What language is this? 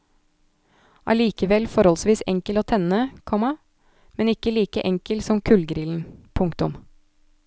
Norwegian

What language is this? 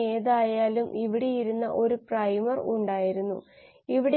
Malayalam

